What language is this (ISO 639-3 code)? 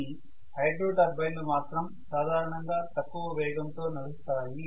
tel